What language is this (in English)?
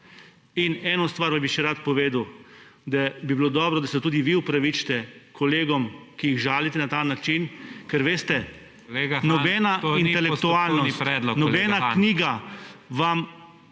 Slovenian